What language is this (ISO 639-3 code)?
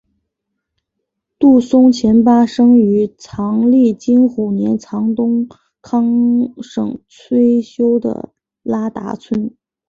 zho